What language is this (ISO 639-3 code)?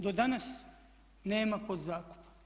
hrv